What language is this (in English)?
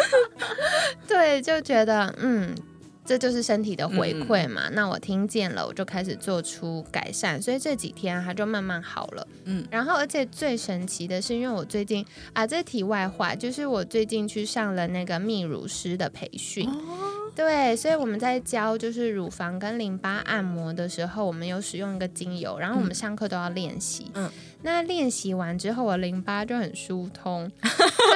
Chinese